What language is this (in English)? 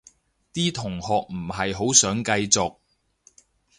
Cantonese